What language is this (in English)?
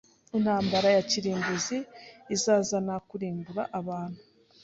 Kinyarwanda